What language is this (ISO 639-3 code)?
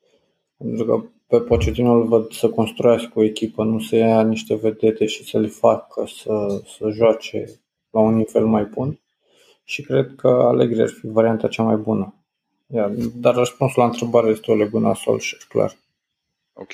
ron